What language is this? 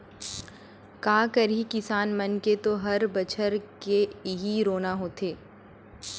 Chhattisgarhi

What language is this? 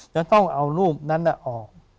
Thai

